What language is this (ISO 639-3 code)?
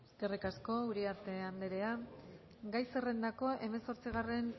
eus